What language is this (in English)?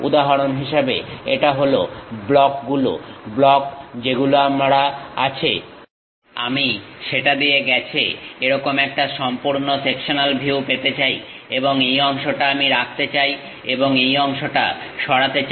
Bangla